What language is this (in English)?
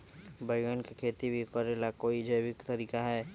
Magahi